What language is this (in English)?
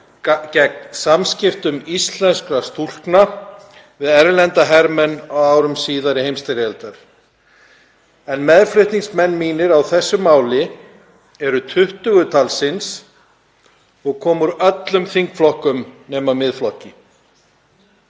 Icelandic